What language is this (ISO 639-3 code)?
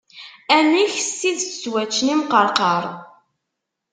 kab